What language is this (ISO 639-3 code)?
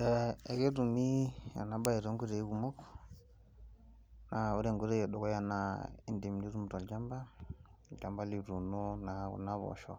mas